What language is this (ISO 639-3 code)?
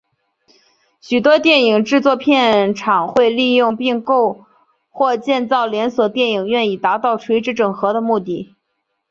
zho